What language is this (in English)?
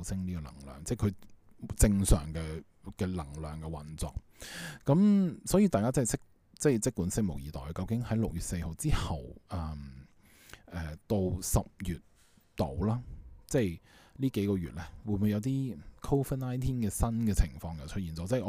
Chinese